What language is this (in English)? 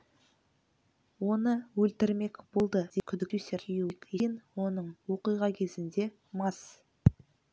Kazakh